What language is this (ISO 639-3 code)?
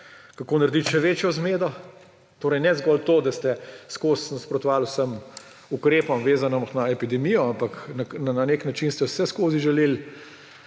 slv